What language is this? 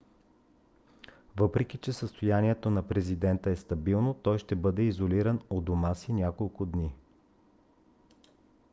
Bulgarian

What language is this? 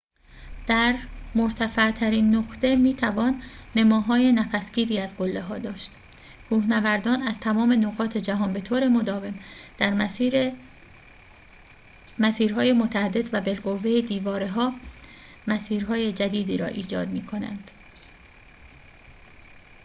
Persian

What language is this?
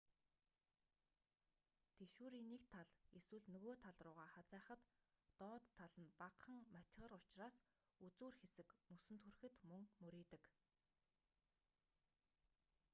Mongolian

